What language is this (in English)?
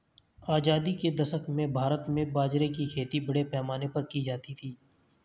Hindi